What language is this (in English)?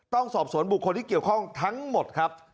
Thai